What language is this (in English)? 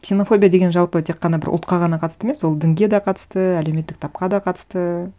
Kazakh